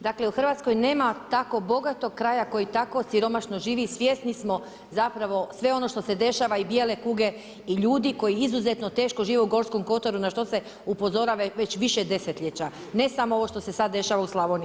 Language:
Croatian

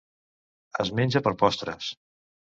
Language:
Catalan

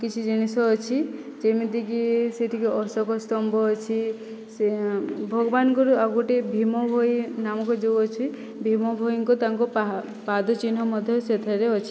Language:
Odia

